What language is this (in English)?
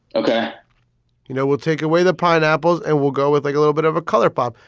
English